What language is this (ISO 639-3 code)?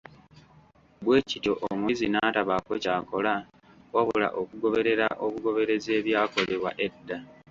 lug